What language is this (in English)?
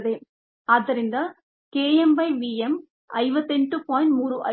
Kannada